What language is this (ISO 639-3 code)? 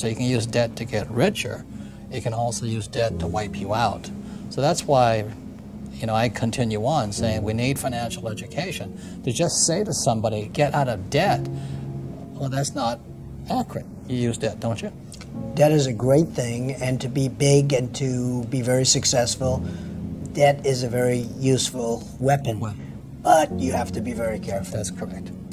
eng